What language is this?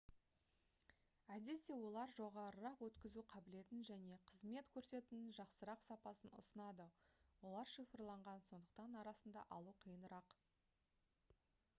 Kazakh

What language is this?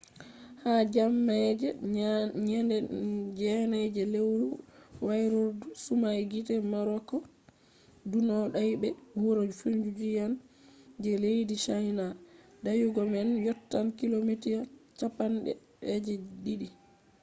Fula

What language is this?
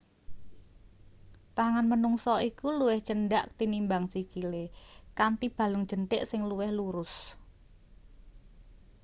Javanese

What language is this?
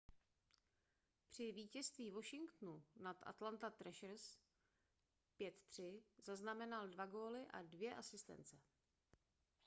Czech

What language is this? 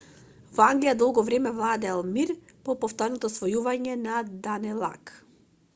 Macedonian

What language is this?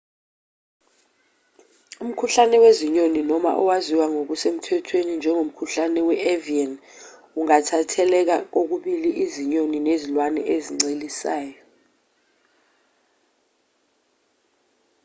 Zulu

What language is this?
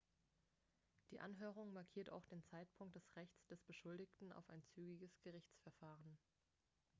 German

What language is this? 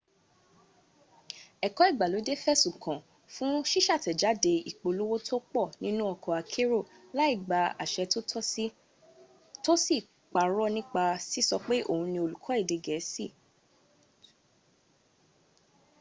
Yoruba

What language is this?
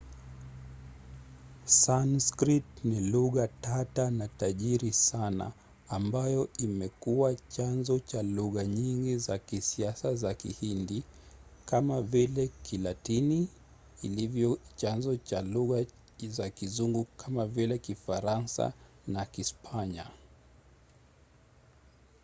Swahili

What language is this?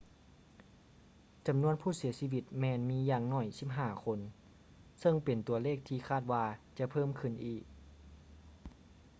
Lao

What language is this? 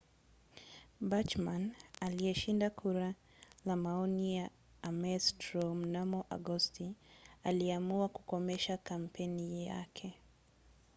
Swahili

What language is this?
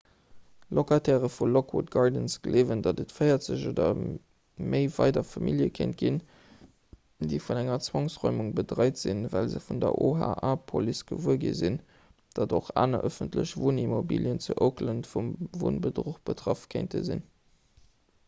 Luxembourgish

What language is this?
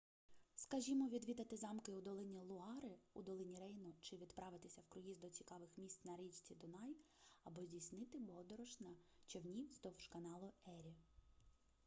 Ukrainian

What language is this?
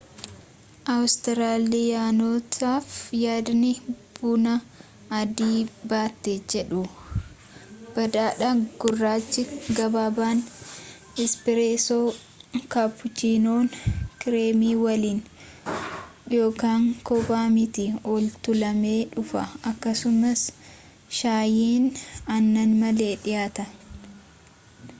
Oromo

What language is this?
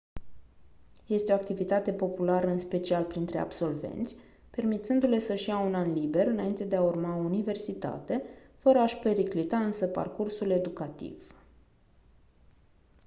Romanian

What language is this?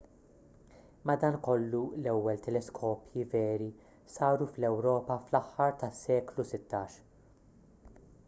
Maltese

